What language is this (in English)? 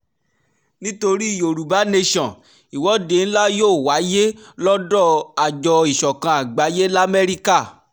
Yoruba